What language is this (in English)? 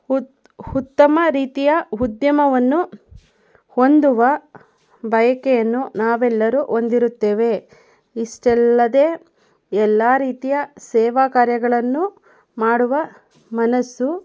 Kannada